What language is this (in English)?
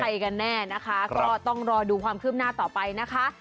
Thai